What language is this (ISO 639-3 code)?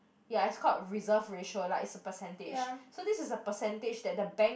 eng